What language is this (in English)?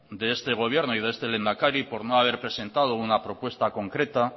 Spanish